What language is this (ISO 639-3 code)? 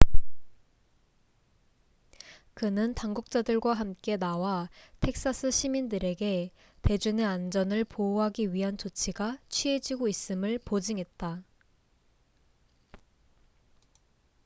kor